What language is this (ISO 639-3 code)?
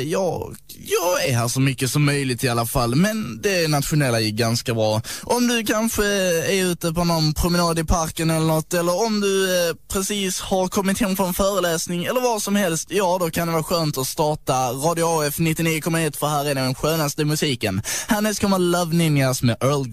swe